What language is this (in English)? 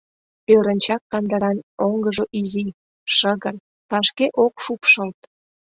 Mari